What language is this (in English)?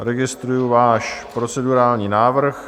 Czech